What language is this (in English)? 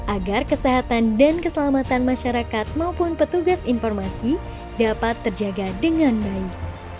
Indonesian